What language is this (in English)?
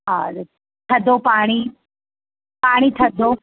Sindhi